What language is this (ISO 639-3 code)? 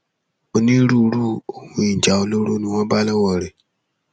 yor